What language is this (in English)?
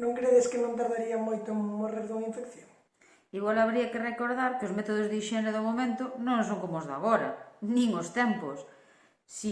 Galician